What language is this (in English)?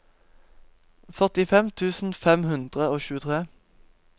Norwegian